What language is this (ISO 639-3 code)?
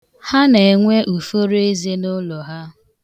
ibo